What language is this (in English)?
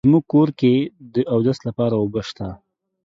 Pashto